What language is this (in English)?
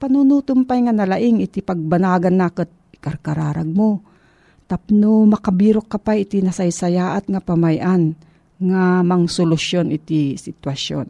Filipino